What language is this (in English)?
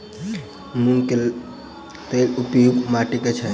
Maithili